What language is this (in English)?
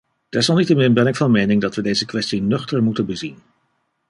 Dutch